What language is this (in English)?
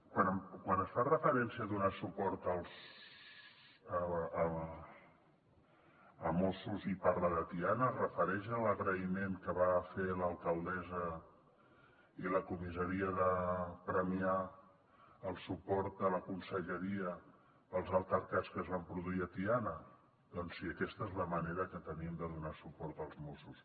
Catalan